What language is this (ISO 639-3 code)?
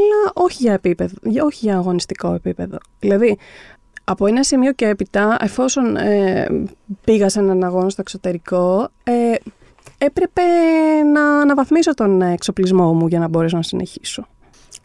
ell